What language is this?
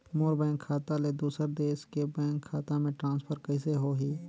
Chhattisgarhi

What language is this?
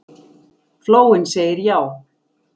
Icelandic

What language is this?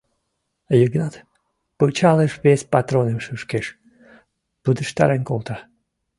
Mari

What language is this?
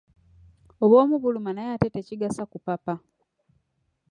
Ganda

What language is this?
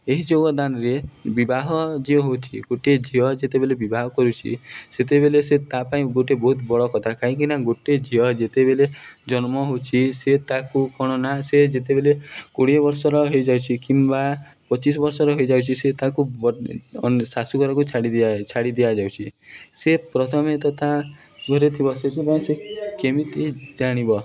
Odia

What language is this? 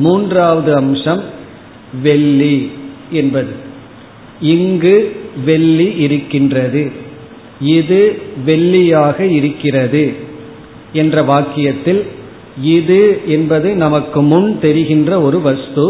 Tamil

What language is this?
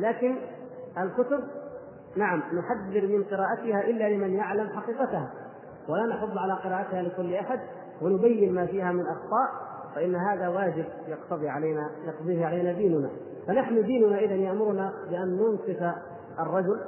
Arabic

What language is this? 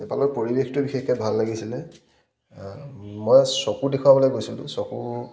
Assamese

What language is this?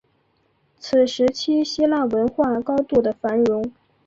Chinese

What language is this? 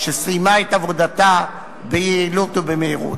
Hebrew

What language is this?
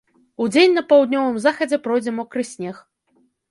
Belarusian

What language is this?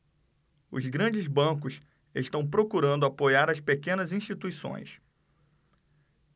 Portuguese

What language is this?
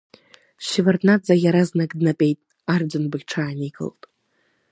Abkhazian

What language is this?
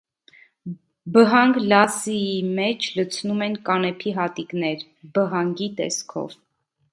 Armenian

